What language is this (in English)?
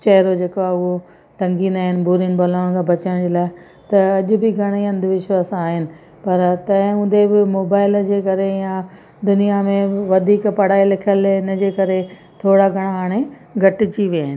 Sindhi